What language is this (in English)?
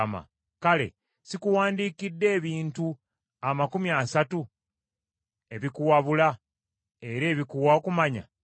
Ganda